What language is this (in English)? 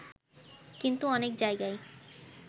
Bangla